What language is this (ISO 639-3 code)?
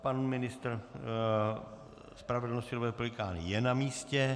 ces